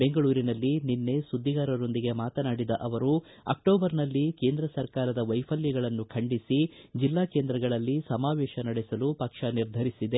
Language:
Kannada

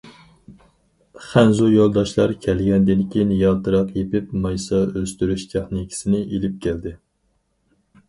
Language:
Uyghur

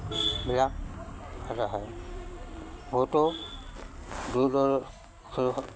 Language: Assamese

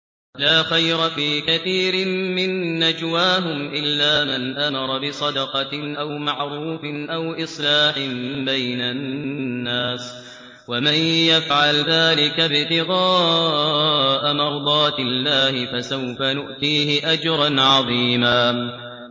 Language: Arabic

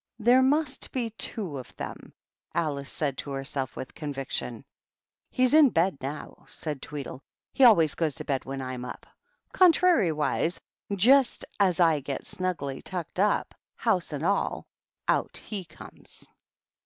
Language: English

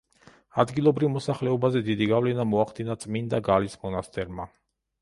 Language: Georgian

